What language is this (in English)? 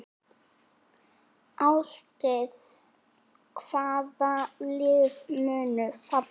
Icelandic